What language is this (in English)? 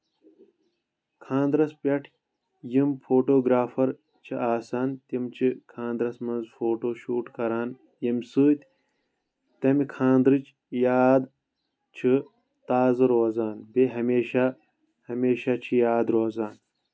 Kashmiri